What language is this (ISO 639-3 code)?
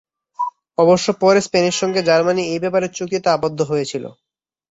ben